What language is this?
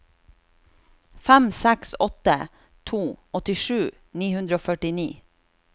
Norwegian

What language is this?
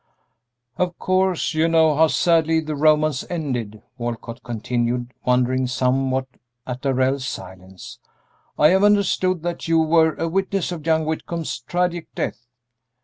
English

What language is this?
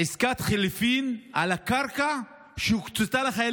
Hebrew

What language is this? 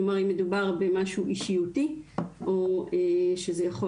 Hebrew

